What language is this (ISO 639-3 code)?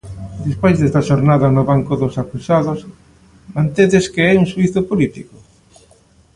glg